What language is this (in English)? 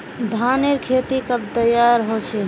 Magahi